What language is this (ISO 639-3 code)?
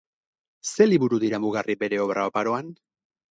eus